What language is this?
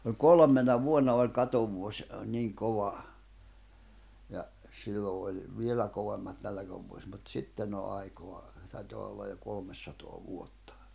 Finnish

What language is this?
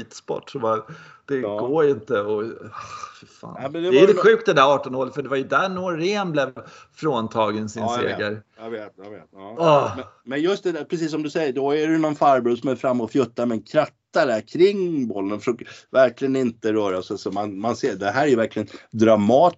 Swedish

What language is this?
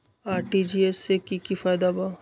Magahi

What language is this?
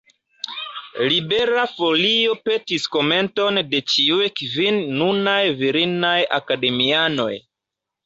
Esperanto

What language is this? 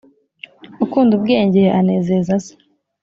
Kinyarwanda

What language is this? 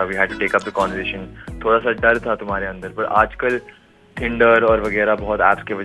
Hindi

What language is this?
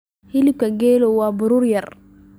Somali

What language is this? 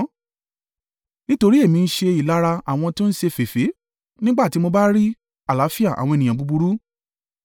Yoruba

